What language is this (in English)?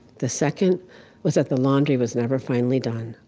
English